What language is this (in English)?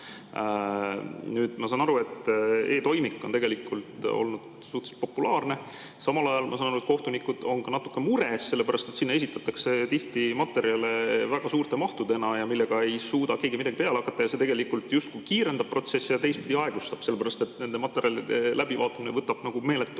Estonian